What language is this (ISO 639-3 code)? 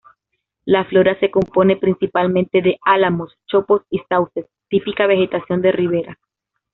spa